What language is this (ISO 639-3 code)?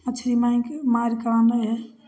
mai